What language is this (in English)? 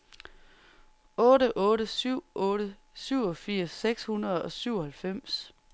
Danish